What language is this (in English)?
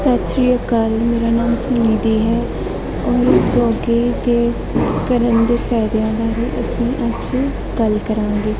Punjabi